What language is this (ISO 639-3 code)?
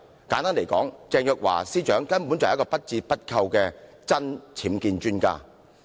yue